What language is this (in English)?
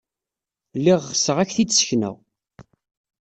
Kabyle